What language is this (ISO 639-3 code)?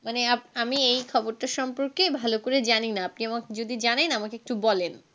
ben